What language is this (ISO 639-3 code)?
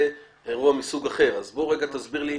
heb